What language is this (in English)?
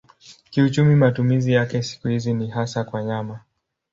Swahili